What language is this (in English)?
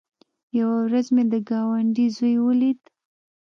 Pashto